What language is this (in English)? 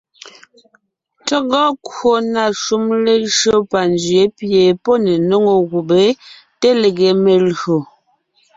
Ngiemboon